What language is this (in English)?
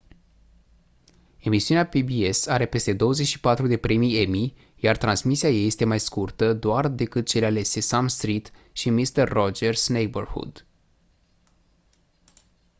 Romanian